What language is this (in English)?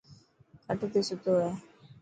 Dhatki